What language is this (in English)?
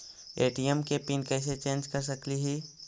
Magahi